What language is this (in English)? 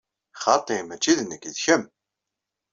Kabyle